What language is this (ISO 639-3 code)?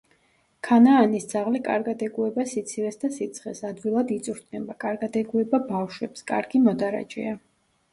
kat